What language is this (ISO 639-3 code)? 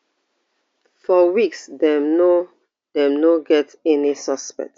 pcm